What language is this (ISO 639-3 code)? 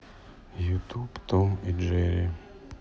rus